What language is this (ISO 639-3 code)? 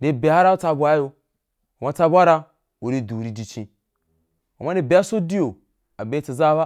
juk